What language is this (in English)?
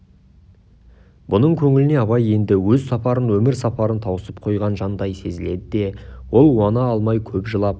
Kazakh